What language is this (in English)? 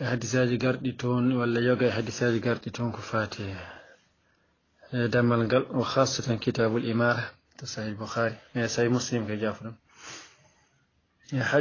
Arabic